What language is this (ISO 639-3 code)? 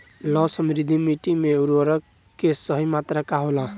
bho